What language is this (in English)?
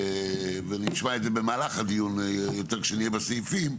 Hebrew